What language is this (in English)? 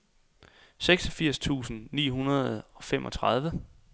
Danish